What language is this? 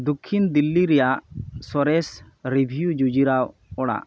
Santali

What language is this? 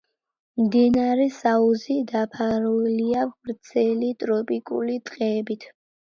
Georgian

